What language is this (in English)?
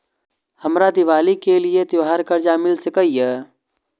Maithili